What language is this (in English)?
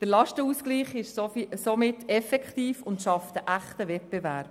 Swiss German